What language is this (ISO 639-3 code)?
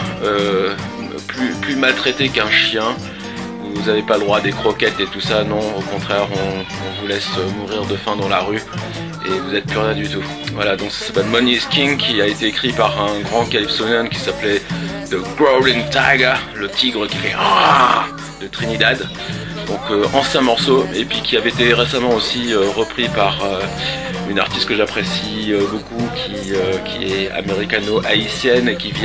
fra